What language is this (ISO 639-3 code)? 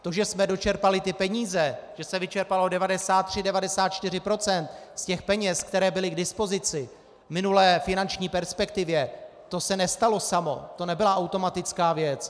ces